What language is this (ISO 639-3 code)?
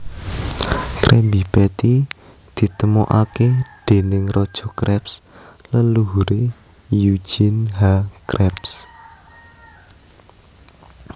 jav